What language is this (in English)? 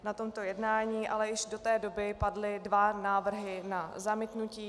Czech